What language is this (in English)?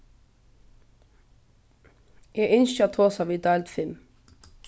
Faroese